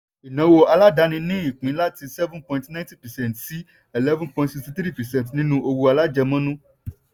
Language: Yoruba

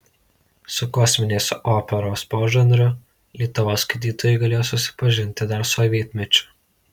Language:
Lithuanian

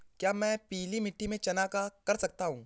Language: Hindi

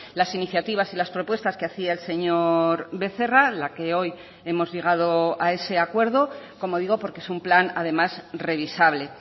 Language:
Spanish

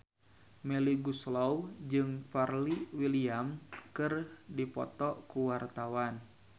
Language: Sundanese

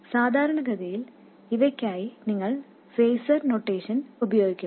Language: Malayalam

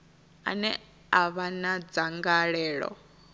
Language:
Venda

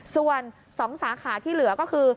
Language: Thai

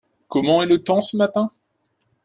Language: French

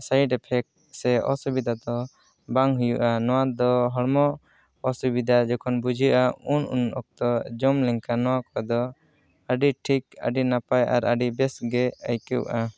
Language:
Santali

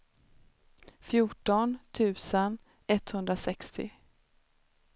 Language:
Swedish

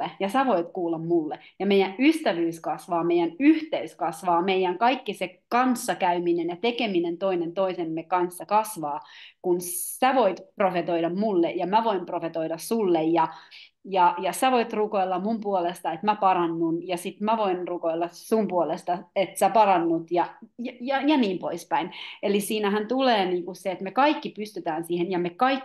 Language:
Finnish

